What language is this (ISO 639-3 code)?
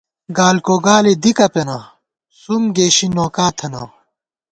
gwt